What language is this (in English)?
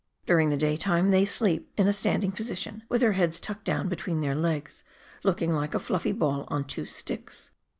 English